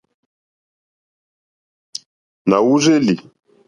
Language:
Mokpwe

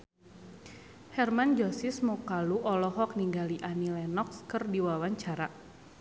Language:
Sundanese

